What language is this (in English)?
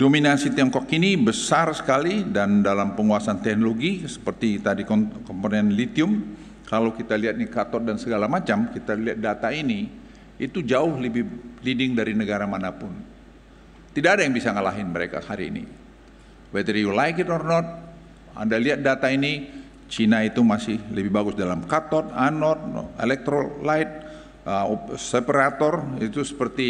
Indonesian